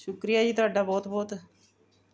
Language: Punjabi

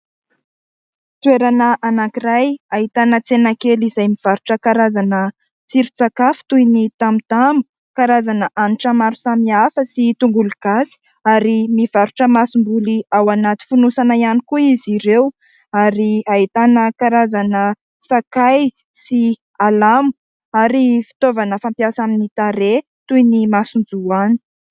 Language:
Malagasy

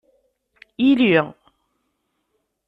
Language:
Kabyle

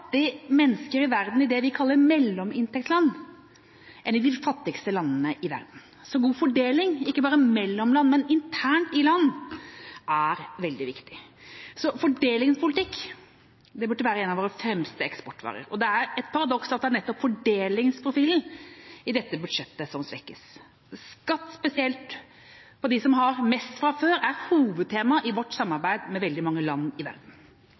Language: Norwegian Bokmål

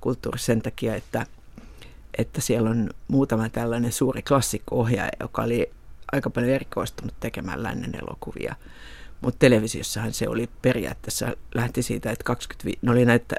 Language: Finnish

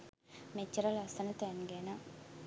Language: Sinhala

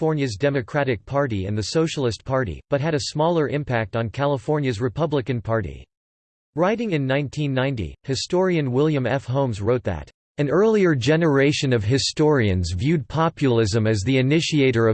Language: English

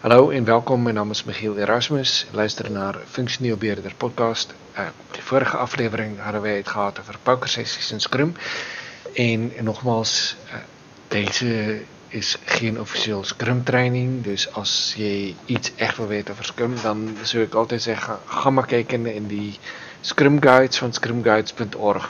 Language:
Dutch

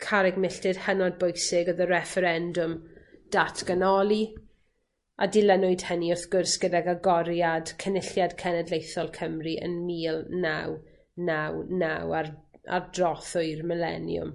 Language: Welsh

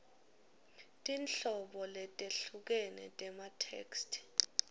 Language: Swati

